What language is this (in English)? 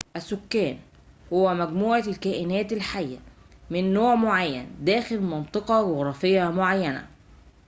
Arabic